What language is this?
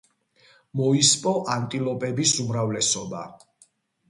Georgian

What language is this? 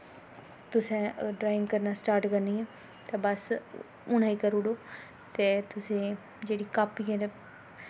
Dogri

